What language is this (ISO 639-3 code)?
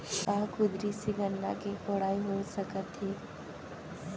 hne